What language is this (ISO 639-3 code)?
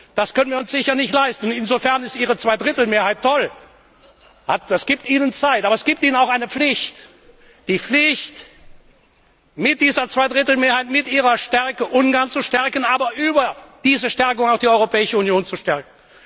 deu